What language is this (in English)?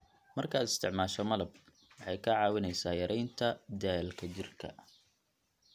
Somali